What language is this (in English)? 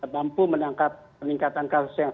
Indonesian